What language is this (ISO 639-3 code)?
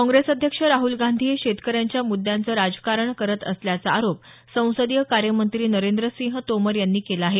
mar